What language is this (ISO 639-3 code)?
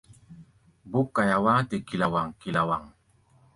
gba